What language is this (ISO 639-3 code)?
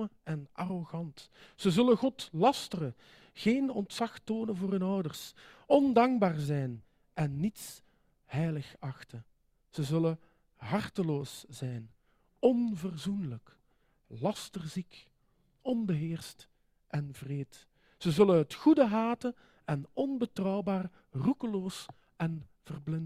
nld